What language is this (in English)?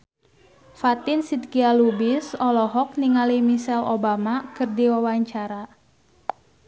Sundanese